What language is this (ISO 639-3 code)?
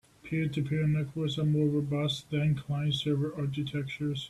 eng